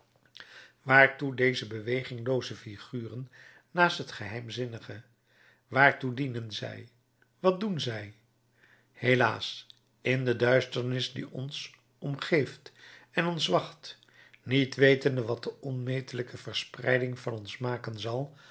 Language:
Dutch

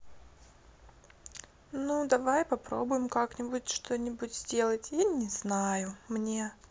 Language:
Russian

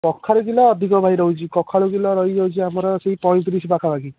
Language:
Odia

